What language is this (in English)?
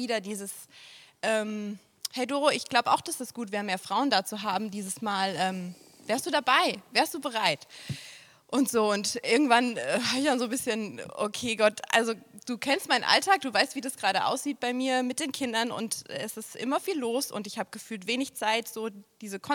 German